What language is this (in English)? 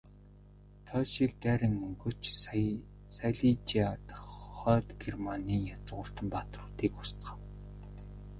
Mongolian